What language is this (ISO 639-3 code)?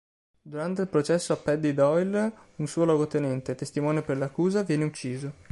ita